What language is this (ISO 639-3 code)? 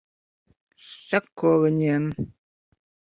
lav